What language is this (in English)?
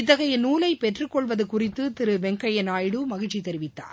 Tamil